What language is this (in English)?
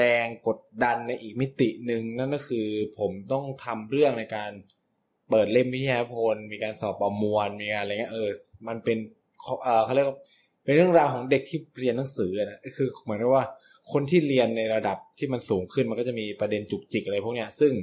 Thai